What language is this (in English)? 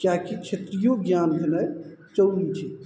Maithili